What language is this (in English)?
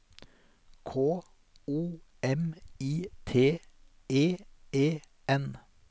Norwegian